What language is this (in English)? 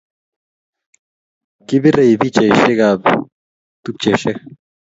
Kalenjin